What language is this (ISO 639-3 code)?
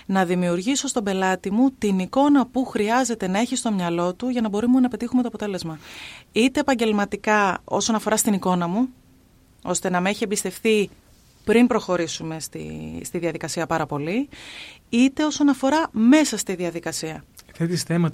ell